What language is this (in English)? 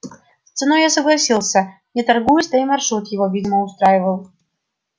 Russian